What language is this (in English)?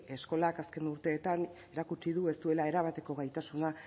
Basque